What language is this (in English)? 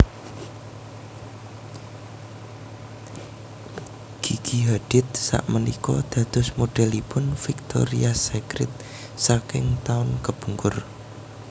Javanese